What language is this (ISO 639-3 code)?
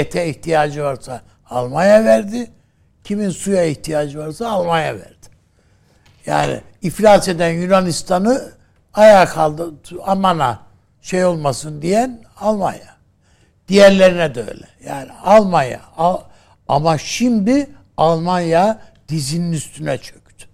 tur